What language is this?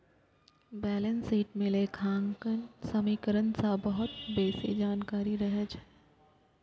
Maithili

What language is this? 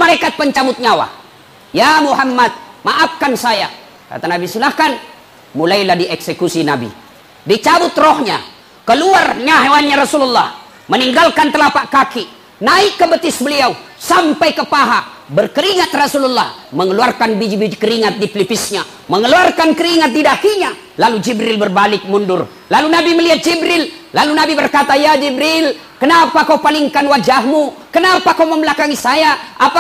Indonesian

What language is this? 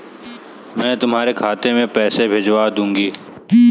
Hindi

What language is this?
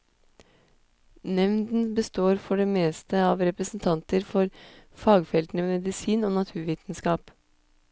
Norwegian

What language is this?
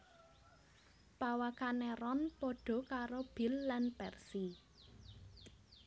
Javanese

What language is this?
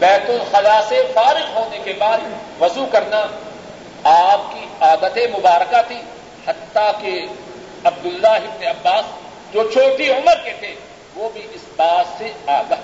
Urdu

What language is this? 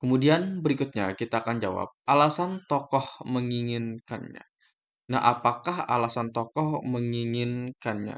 Indonesian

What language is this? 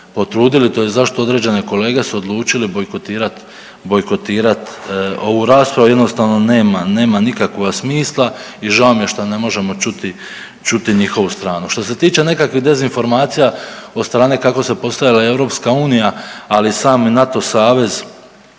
Croatian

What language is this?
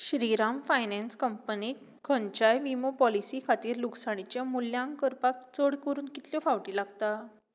Konkani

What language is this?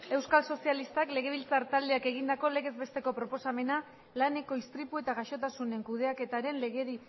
Basque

